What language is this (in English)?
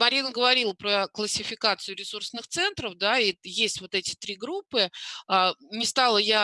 Russian